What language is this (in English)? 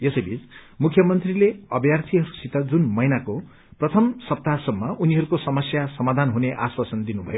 Nepali